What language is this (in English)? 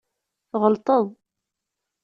Kabyle